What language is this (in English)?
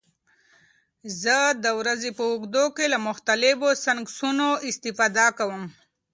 Pashto